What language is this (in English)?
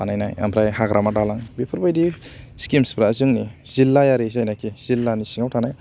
Bodo